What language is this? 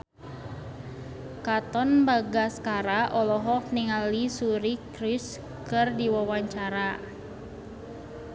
Sundanese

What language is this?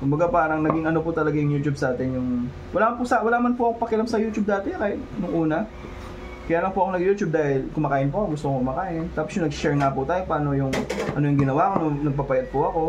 Filipino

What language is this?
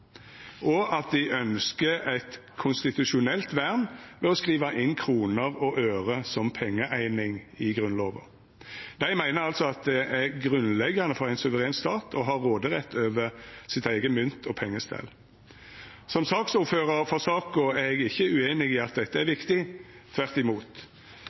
Norwegian Nynorsk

